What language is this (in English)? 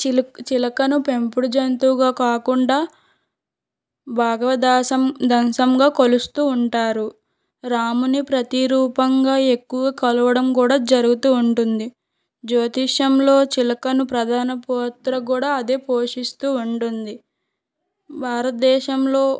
Telugu